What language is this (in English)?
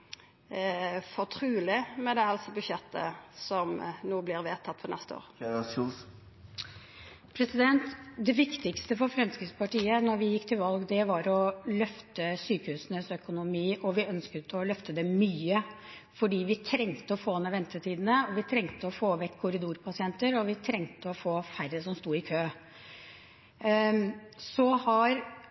Norwegian